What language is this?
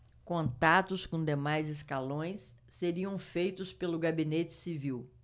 Portuguese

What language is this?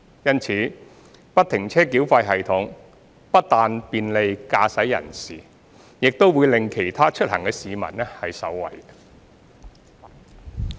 Cantonese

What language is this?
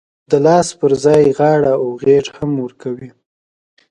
Pashto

